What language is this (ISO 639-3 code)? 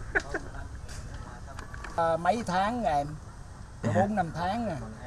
vie